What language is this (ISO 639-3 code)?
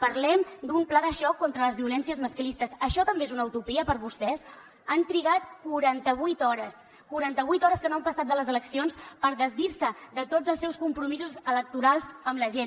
cat